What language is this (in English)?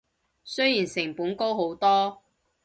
Cantonese